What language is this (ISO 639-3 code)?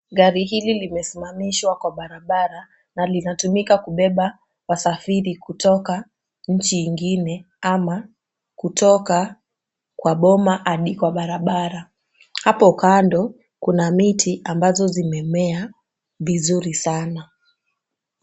swa